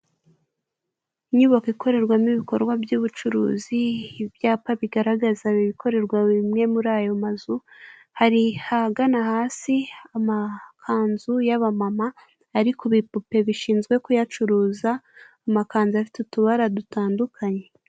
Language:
Kinyarwanda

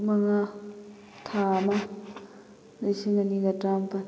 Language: Manipuri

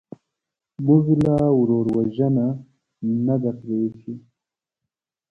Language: Pashto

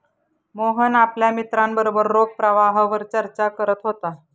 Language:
Marathi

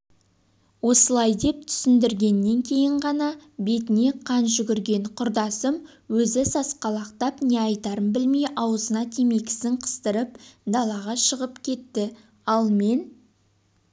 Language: Kazakh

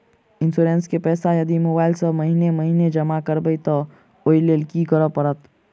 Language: Maithili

